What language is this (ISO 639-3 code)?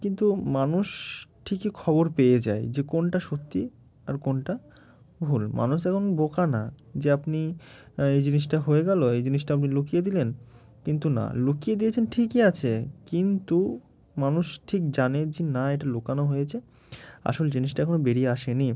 ben